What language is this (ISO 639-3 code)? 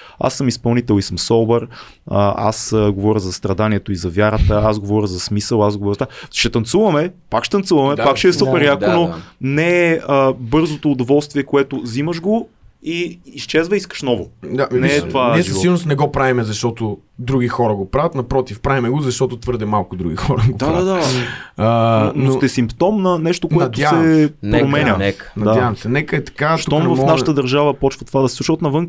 bul